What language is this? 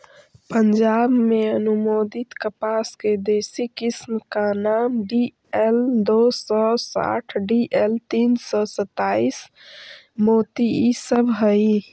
Magahi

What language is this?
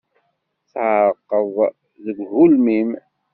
Kabyle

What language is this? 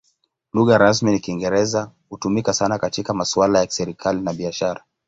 Swahili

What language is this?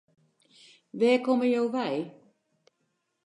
Western Frisian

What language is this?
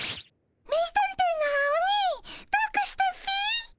Japanese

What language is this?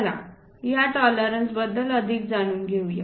Marathi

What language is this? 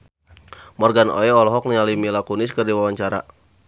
Sundanese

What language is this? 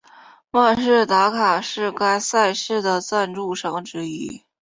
Chinese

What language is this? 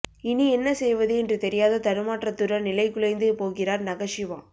Tamil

